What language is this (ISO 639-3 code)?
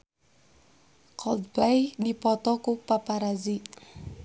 sun